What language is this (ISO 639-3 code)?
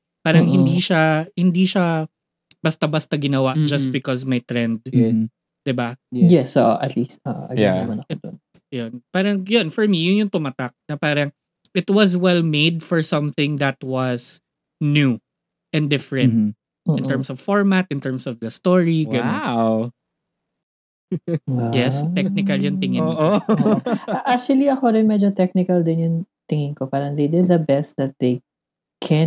fil